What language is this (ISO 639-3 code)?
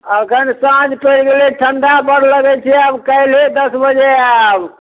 mai